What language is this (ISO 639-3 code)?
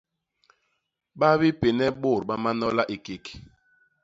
bas